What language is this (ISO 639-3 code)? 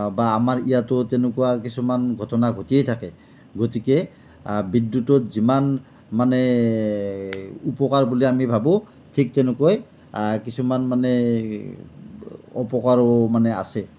asm